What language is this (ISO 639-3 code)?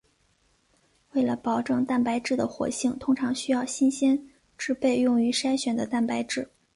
zho